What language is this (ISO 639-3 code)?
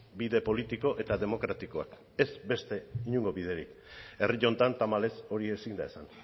eus